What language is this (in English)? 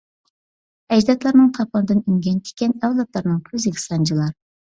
Uyghur